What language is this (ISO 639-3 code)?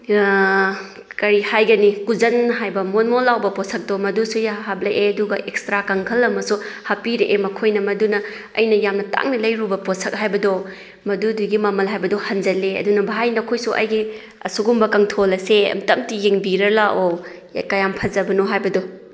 mni